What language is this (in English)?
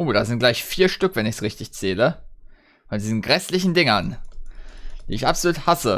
German